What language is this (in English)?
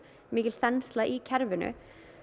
Icelandic